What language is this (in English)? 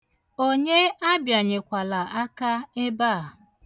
Igbo